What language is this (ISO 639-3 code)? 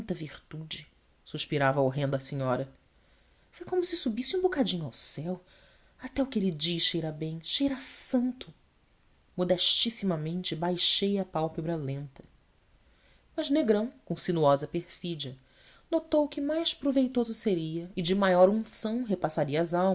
por